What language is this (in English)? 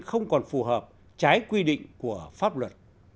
Vietnamese